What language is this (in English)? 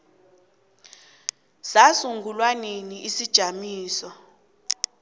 South Ndebele